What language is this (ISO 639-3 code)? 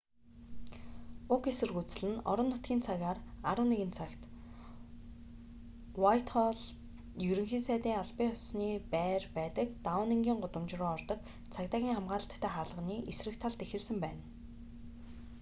mon